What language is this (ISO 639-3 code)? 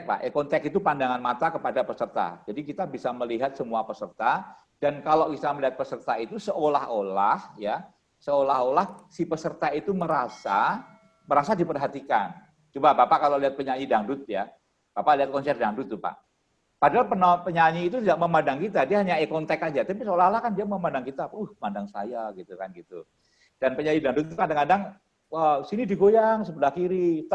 ind